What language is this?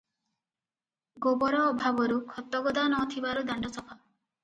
Odia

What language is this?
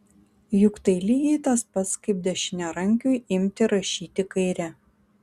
Lithuanian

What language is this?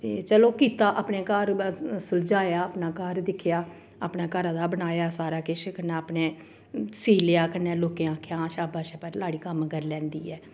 Dogri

